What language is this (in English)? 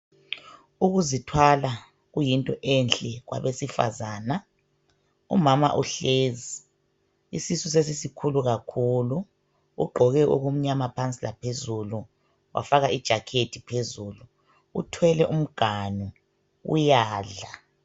North Ndebele